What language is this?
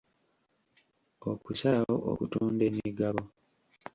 Ganda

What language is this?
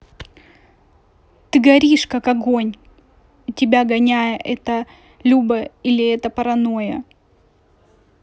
Russian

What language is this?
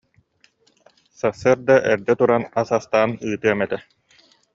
Yakut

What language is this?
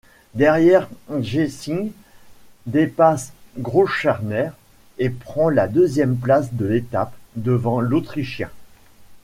French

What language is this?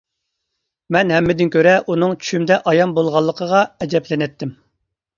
Uyghur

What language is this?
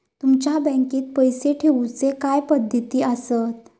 Marathi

